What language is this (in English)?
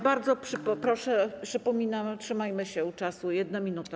Polish